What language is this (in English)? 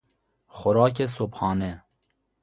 Persian